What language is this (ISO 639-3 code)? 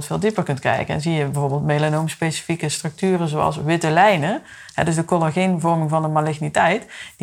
nld